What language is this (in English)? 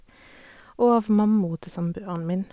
Norwegian